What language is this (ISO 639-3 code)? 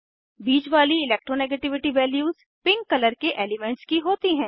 hin